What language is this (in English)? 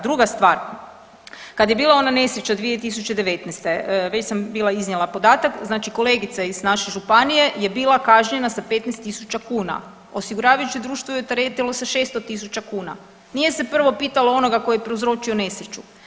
Croatian